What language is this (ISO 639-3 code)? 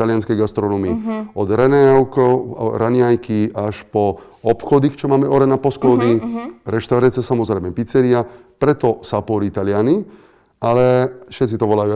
slk